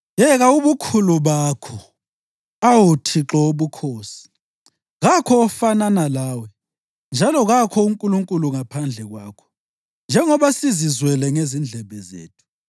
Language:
North Ndebele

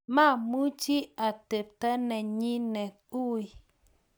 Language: Kalenjin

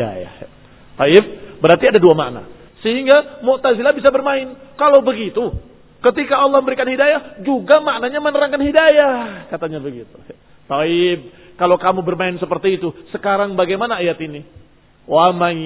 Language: Indonesian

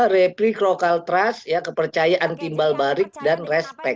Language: Indonesian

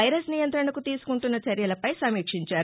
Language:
Telugu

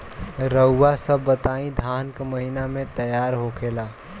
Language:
Bhojpuri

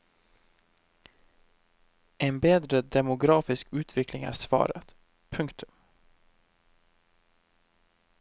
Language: Norwegian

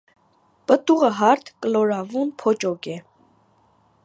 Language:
Armenian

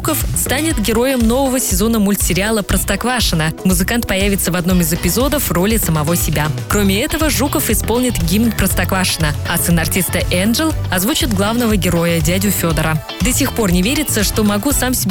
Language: Russian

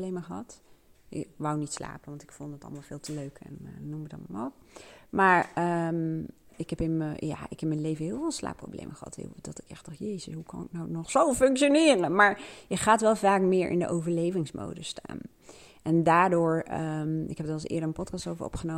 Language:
Dutch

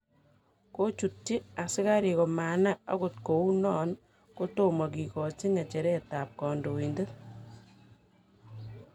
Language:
Kalenjin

